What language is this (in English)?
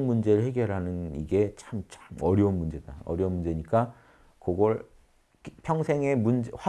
Korean